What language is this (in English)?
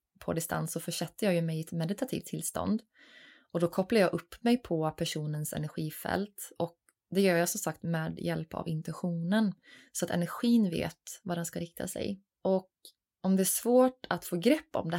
Swedish